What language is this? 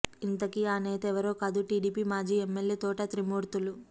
Telugu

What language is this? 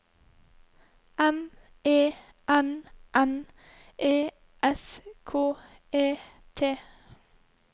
Norwegian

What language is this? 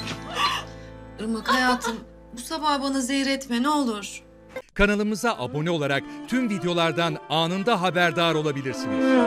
Turkish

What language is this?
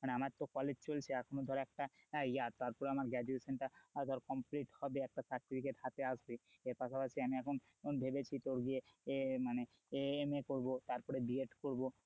Bangla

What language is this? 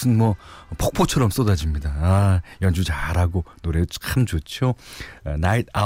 Korean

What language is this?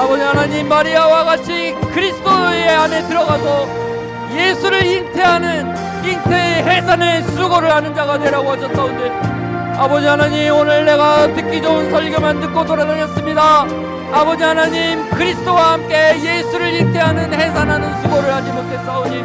Korean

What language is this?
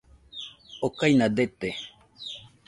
Nüpode Huitoto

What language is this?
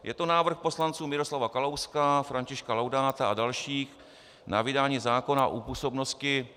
Czech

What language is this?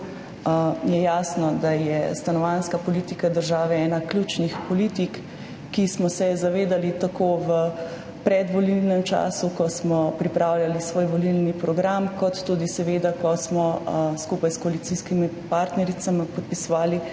Slovenian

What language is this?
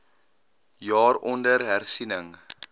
Afrikaans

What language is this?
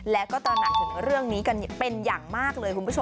Thai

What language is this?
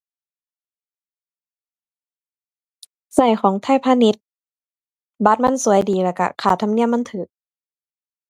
Thai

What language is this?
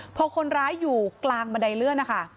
Thai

